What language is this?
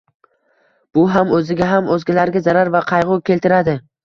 Uzbek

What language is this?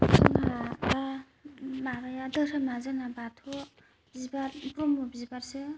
Bodo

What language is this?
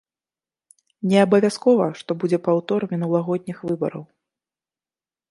Belarusian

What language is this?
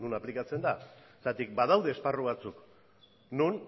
Basque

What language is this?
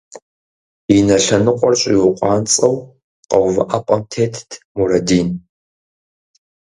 Kabardian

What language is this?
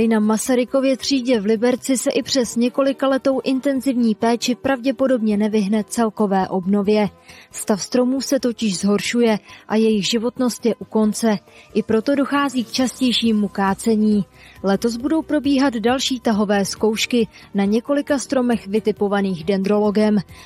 Czech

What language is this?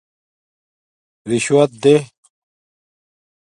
Domaaki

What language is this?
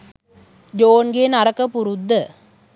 Sinhala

